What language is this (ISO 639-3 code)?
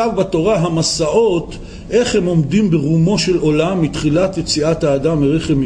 heb